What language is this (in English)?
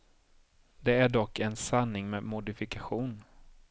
Swedish